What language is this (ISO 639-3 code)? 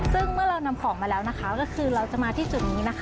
tha